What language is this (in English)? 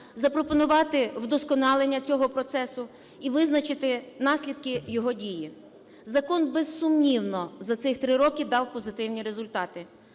Ukrainian